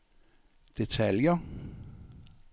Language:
Danish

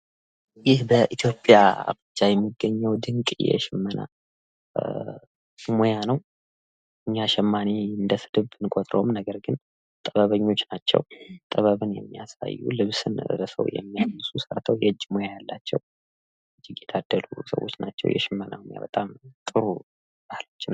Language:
Amharic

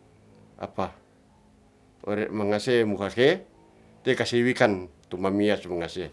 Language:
Ratahan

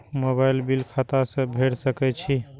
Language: Maithili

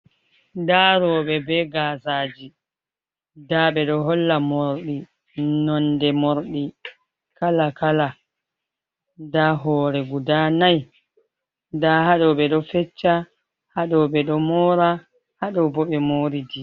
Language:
Fula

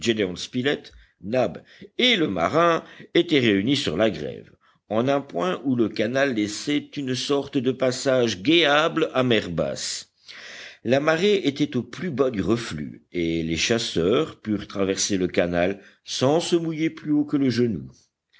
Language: French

